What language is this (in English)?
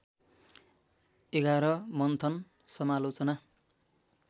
Nepali